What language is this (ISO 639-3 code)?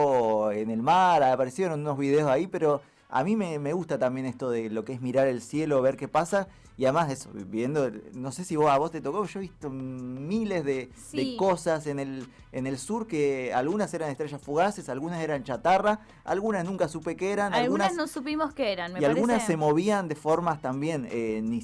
spa